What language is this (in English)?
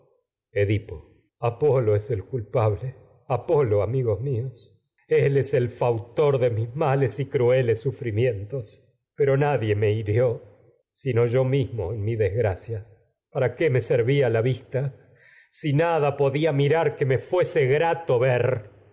Spanish